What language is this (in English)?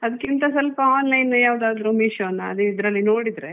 Kannada